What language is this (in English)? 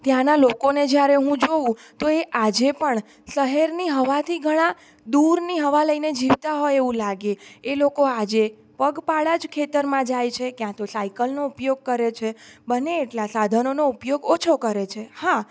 Gujarati